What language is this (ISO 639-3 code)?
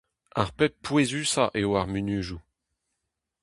bre